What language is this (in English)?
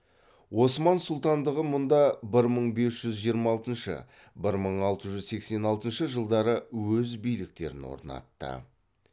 Kazakh